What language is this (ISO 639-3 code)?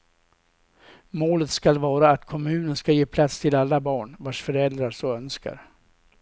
swe